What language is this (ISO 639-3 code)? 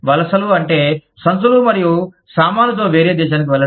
tel